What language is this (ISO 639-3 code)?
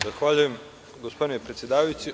srp